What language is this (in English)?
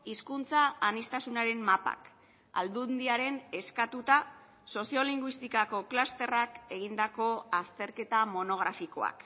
Basque